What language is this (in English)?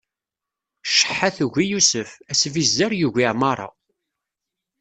Kabyle